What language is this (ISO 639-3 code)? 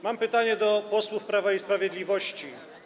pol